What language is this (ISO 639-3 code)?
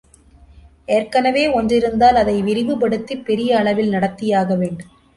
tam